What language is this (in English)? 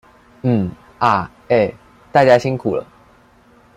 Chinese